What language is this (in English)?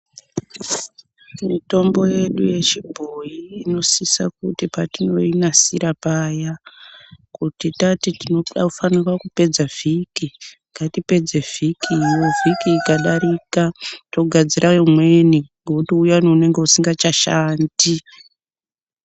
Ndau